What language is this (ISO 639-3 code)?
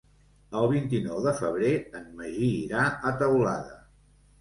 cat